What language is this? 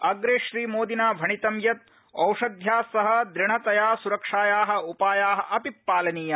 Sanskrit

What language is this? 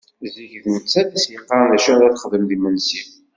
Kabyle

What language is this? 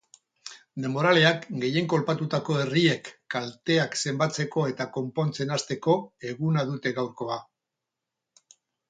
Basque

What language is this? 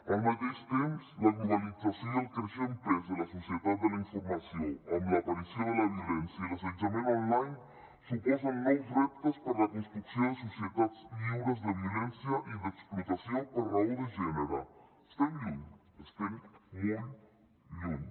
Catalan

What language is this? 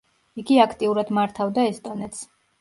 Georgian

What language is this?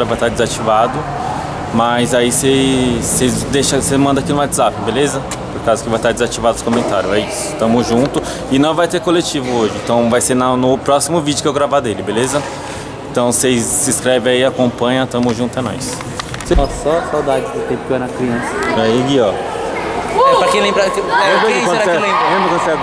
Portuguese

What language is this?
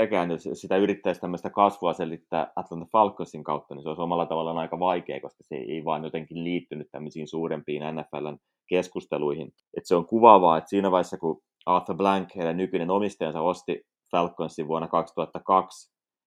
Finnish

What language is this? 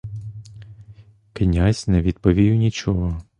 Ukrainian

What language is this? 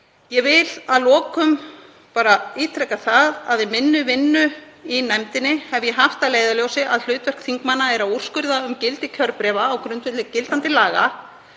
Icelandic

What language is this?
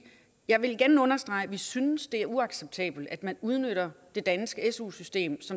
Danish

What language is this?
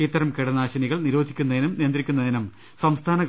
Malayalam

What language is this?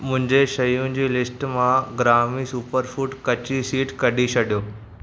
Sindhi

